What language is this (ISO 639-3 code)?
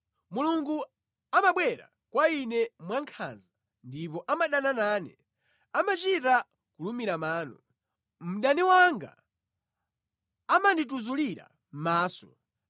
nya